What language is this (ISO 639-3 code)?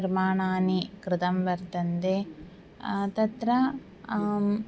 san